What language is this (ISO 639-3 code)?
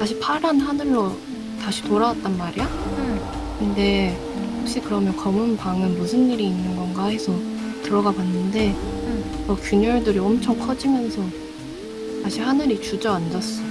kor